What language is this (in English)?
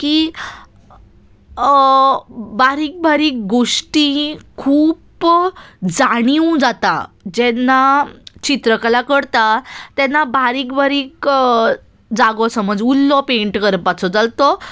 Konkani